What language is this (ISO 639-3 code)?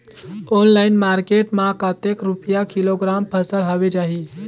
hne